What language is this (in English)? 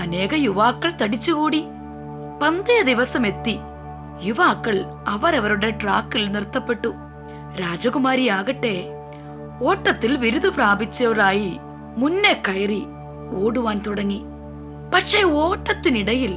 Malayalam